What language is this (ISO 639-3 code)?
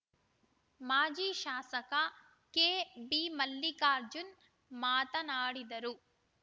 kan